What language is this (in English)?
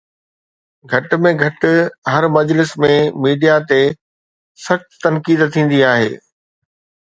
Sindhi